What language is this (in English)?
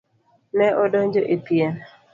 Luo (Kenya and Tanzania)